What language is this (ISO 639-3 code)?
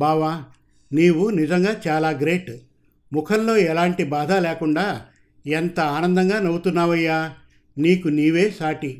tel